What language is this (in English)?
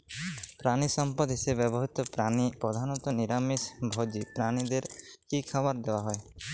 Bangla